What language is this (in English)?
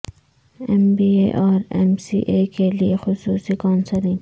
Urdu